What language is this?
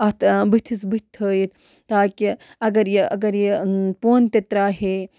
Kashmiri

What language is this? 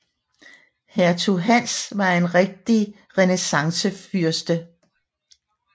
Danish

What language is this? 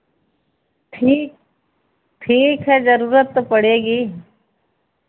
Hindi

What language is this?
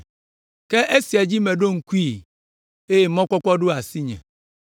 Ewe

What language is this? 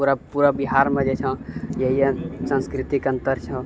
Maithili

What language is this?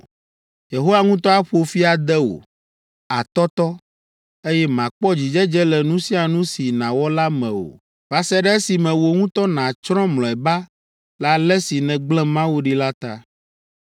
Ewe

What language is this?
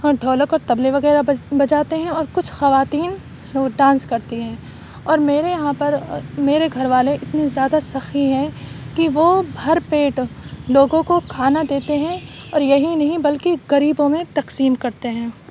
Urdu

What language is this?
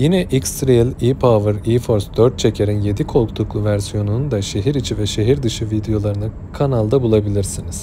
Turkish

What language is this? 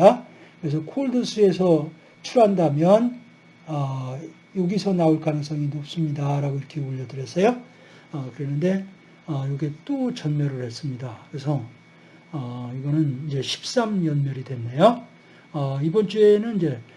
Korean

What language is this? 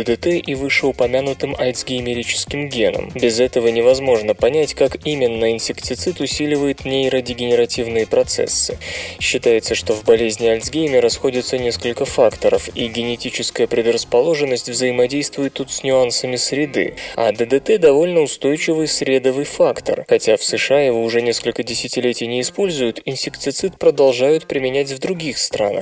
Russian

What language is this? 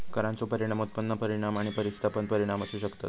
Marathi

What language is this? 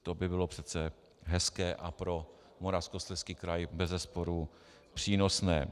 Czech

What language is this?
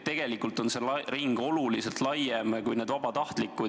Estonian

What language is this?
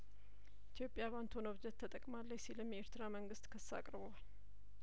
Amharic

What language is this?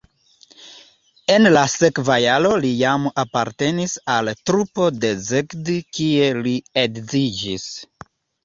Esperanto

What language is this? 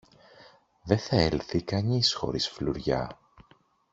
Greek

